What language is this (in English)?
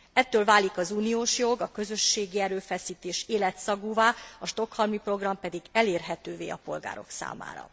Hungarian